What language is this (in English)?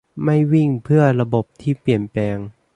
Thai